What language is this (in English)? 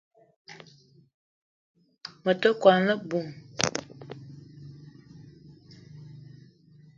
Eton (Cameroon)